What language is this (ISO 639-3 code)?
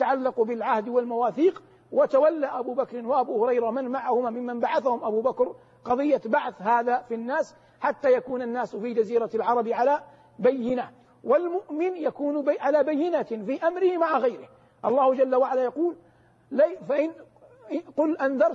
ara